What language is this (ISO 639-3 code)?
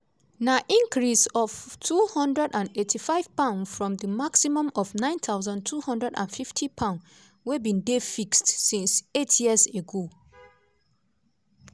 pcm